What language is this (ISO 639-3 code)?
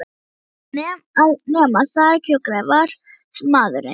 isl